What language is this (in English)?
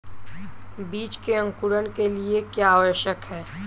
Hindi